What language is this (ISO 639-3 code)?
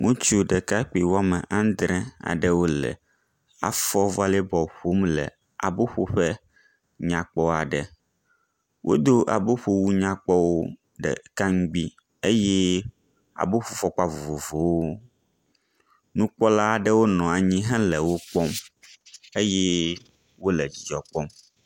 ewe